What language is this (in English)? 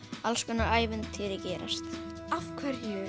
Icelandic